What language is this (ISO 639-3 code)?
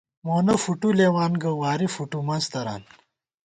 gwt